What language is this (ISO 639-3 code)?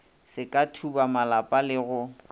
nso